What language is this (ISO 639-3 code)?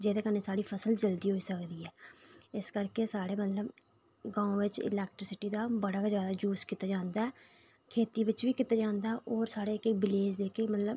doi